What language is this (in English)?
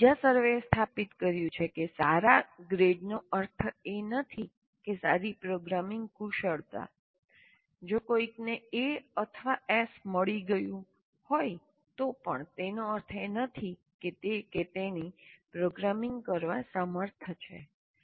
Gujarati